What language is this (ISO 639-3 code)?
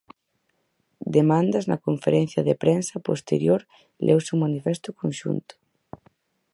glg